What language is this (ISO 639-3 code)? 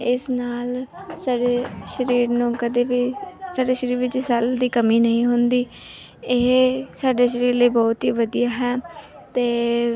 pan